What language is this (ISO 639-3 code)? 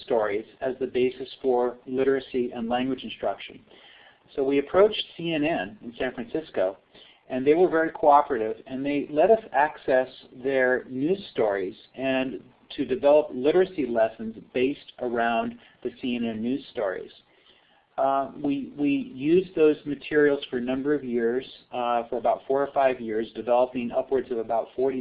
eng